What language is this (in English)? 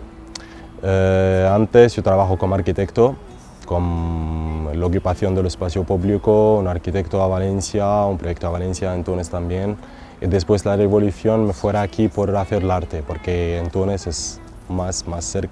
Spanish